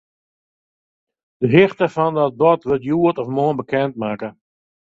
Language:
Western Frisian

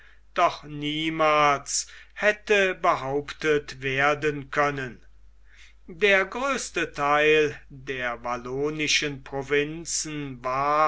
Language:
German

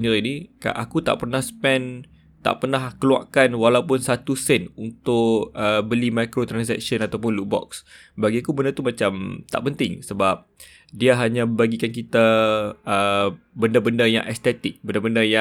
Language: Malay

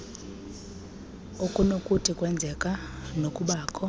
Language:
Xhosa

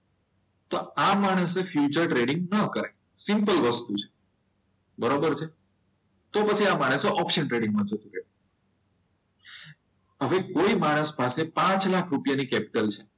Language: Gujarati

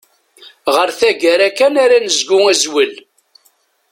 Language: Kabyle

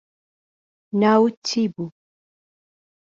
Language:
Central Kurdish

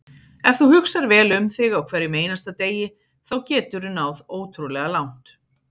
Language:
Icelandic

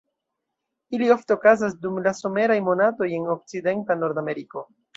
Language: Esperanto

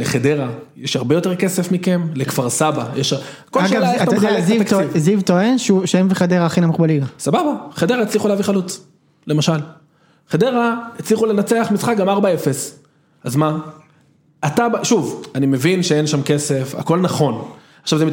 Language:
Hebrew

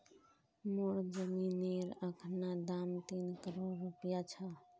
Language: Magahi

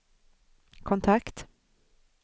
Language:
Swedish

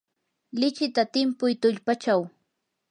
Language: Yanahuanca Pasco Quechua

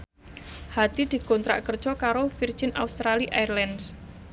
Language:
Javanese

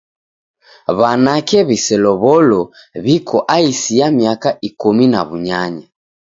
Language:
Taita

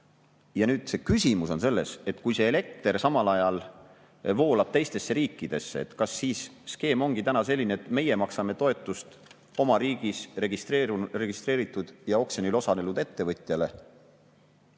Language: Estonian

